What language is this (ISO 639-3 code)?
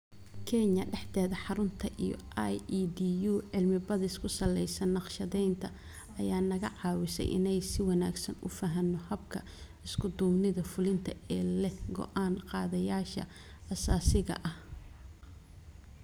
som